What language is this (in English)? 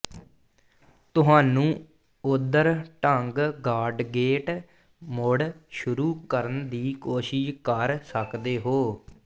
Punjabi